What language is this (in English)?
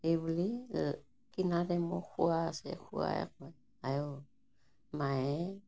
Assamese